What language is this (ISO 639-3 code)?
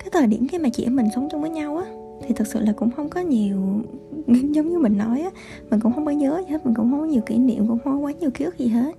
vie